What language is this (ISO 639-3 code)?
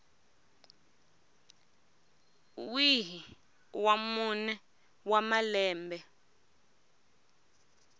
tso